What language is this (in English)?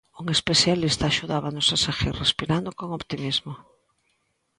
Galician